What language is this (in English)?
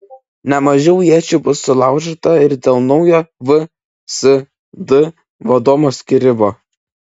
Lithuanian